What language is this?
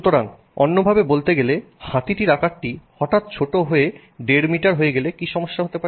Bangla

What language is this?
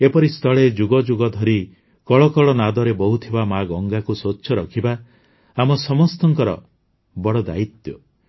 Odia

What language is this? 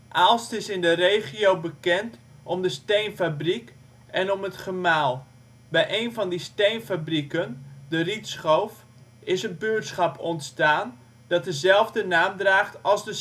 Dutch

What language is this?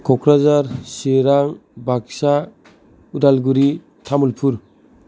Bodo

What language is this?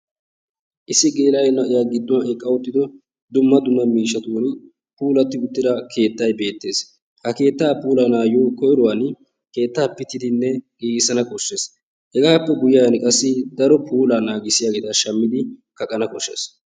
Wolaytta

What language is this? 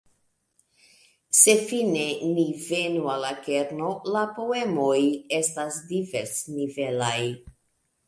Esperanto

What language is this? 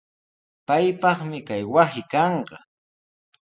Sihuas Ancash Quechua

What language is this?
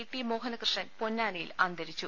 Malayalam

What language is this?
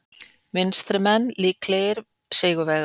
Icelandic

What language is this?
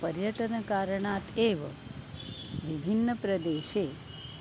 Sanskrit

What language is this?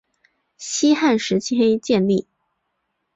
Chinese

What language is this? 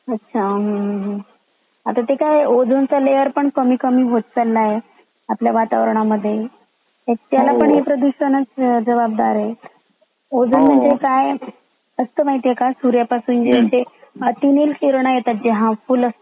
Marathi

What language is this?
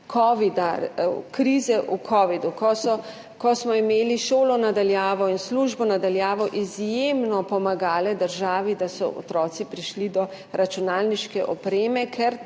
Slovenian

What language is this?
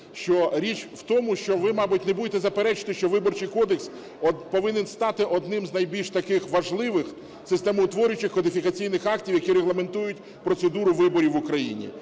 Ukrainian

